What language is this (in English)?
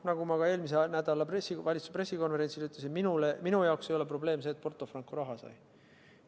Estonian